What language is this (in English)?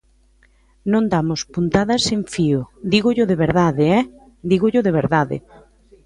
Galician